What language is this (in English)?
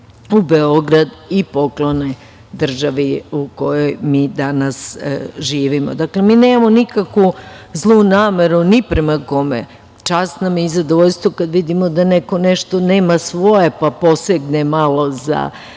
Serbian